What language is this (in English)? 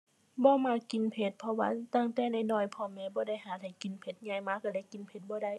Thai